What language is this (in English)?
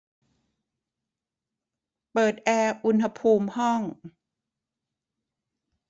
Thai